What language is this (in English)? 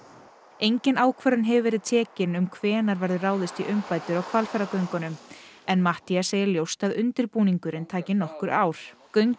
Icelandic